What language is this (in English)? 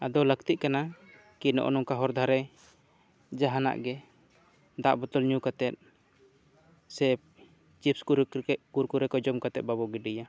Santali